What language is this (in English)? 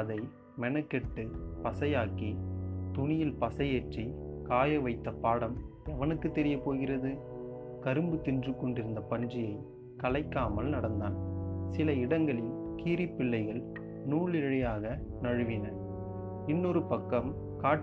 Tamil